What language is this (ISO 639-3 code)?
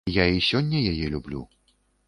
bel